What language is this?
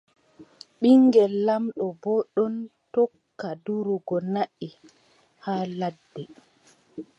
Adamawa Fulfulde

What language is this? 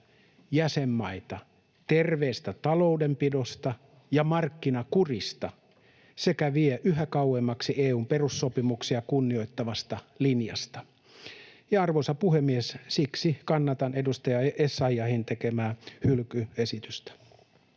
Finnish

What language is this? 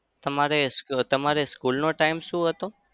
Gujarati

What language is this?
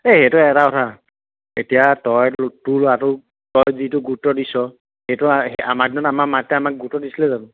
Assamese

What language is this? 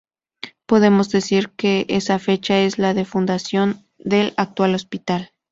Spanish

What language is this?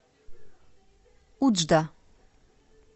Russian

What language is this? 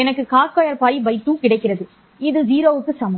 Tamil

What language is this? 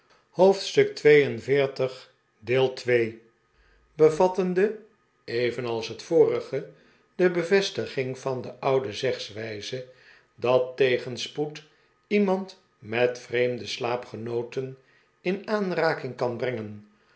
Dutch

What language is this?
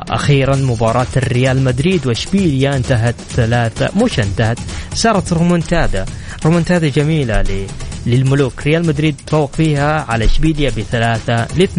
Arabic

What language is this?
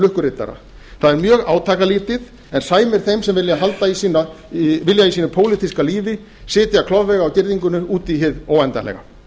Icelandic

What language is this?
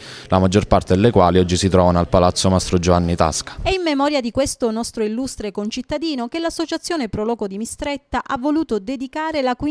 Italian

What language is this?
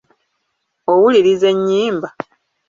Ganda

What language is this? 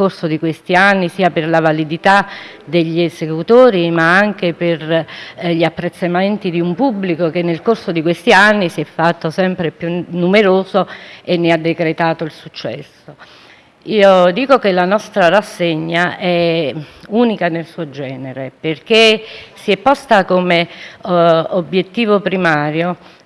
Italian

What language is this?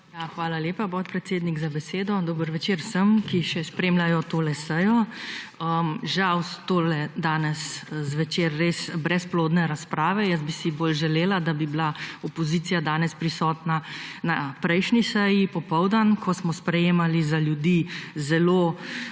Slovenian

